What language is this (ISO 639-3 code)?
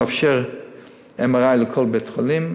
heb